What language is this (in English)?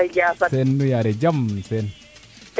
Serer